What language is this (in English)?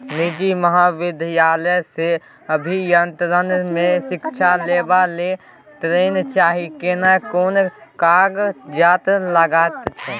Maithili